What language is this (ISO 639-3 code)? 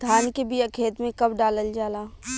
bho